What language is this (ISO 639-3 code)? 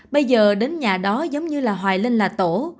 vie